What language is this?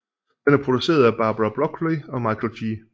Danish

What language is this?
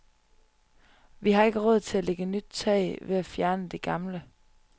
Danish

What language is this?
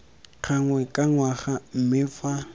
Tswana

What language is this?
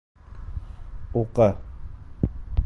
Bashkir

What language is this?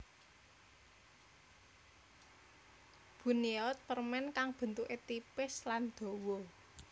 Javanese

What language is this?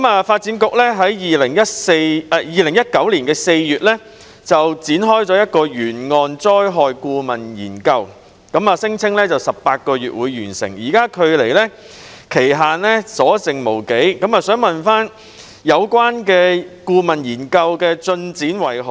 Cantonese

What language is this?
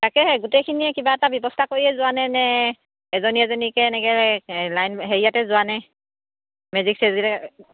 Assamese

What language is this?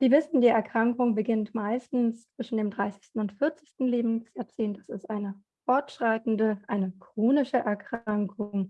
German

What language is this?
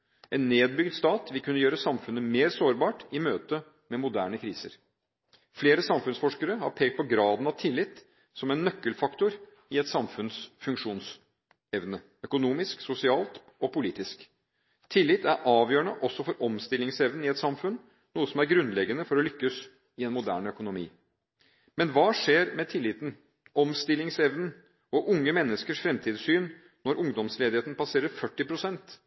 Norwegian Bokmål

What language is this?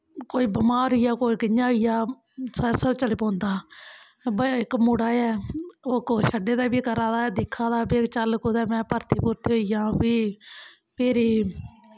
Dogri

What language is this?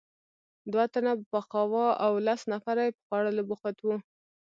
Pashto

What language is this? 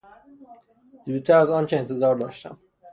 Persian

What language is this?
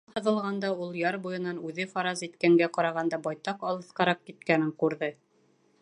Bashkir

